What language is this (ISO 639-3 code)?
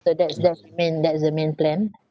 eng